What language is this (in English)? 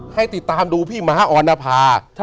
Thai